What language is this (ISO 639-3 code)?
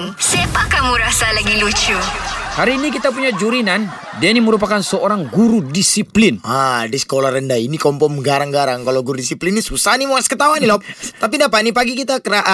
msa